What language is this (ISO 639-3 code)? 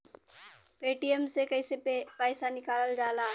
bho